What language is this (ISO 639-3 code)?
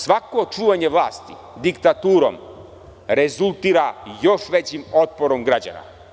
srp